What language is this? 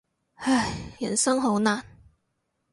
Cantonese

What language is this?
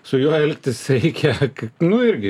Lithuanian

